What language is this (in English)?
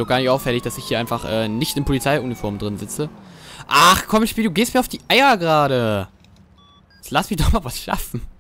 German